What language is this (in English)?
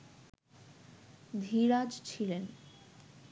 Bangla